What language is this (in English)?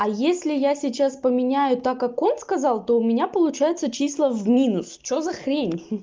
Russian